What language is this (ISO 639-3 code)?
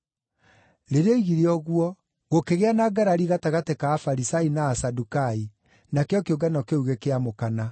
kik